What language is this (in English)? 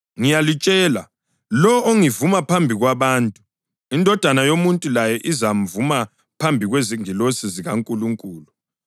North Ndebele